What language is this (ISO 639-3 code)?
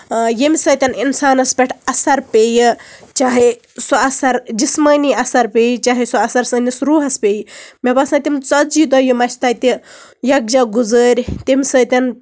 kas